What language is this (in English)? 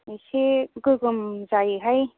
Bodo